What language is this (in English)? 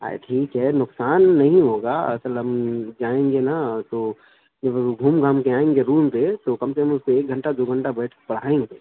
Urdu